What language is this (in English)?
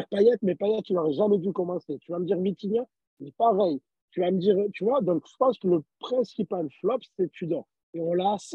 French